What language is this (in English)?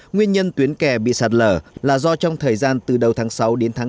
Vietnamese